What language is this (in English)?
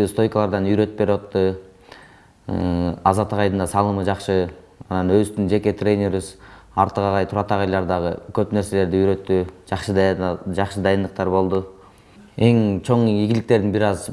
Turkish